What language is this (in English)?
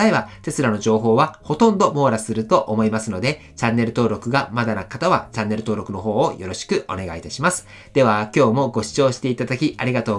Japanese